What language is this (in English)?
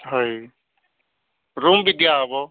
Odia